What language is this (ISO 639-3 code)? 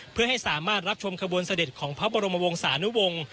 tha